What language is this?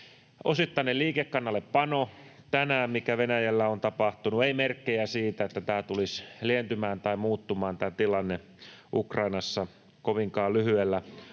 Finnish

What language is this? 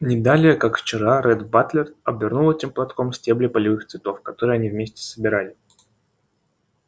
Russian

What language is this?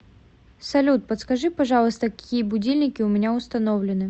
Russian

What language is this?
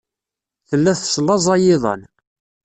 Kabyle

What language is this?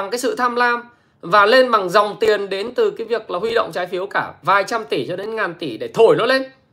Vietnamese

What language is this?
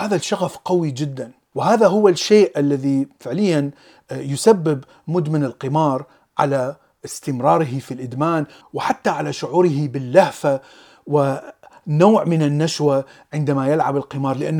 Arabic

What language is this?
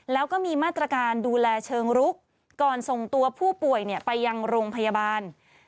Thai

